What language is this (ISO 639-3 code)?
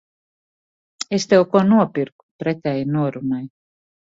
lav